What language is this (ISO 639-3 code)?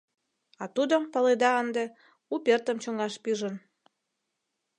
chm